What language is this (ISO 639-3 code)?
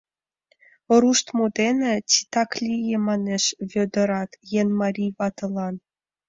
chm